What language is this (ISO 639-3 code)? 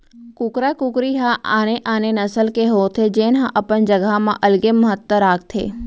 hne